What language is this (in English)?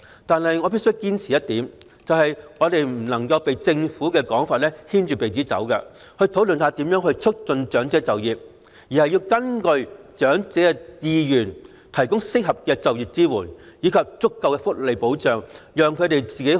Cantonese